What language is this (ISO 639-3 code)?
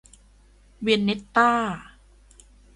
tha